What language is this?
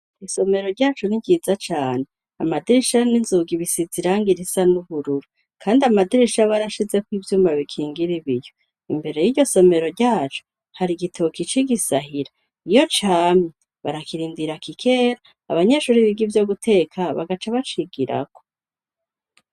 Rundi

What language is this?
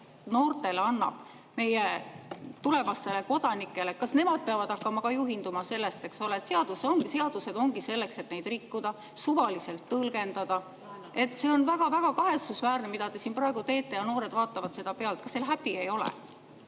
Estonian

